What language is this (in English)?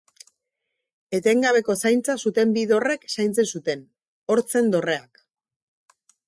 Basque